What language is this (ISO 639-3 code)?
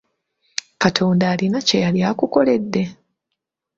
lug